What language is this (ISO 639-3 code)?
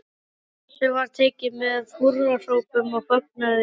isl